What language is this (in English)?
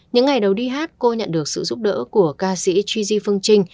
Vietnamese